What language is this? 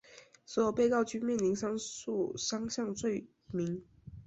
Chinese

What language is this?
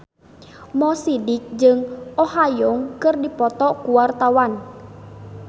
Sundanese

